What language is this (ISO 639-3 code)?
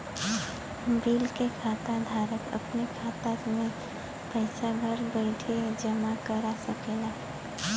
bho